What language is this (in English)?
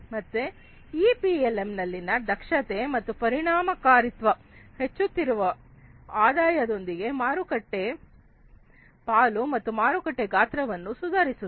Kannada